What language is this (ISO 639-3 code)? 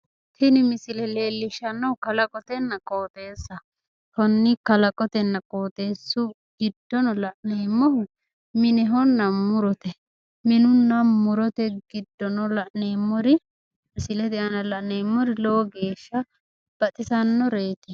sid